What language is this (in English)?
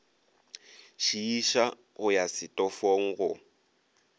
Northern Sotho